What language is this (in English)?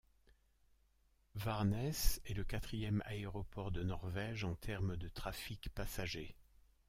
French